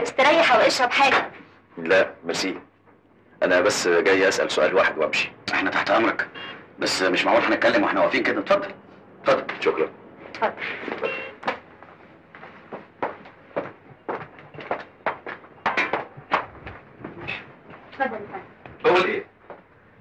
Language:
Arabic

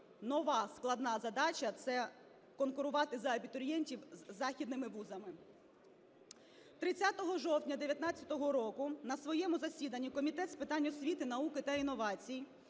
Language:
Ukrainian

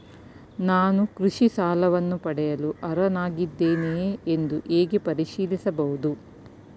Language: Kannada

